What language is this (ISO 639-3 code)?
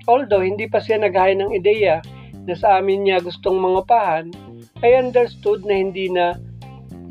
fil